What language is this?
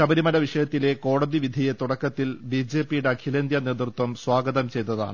Malayalam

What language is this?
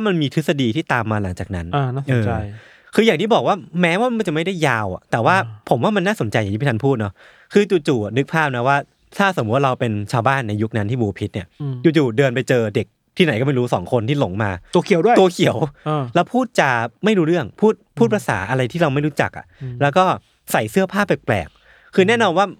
Thai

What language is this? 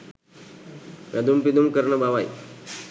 Sinhala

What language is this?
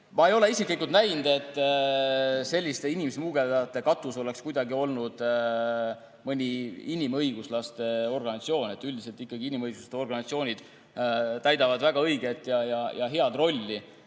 Estonian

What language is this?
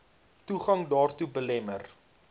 Afrikaans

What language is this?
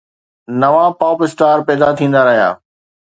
Sindhi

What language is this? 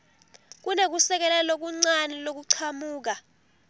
Swati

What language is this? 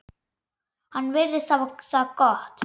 Icelandic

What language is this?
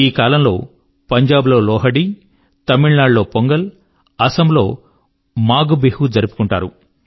Telugu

